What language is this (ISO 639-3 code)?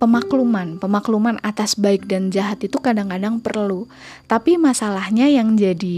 ind